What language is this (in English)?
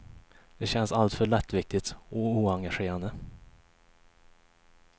Swedish